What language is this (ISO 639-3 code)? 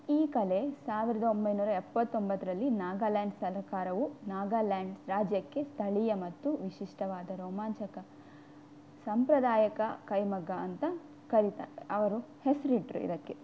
kan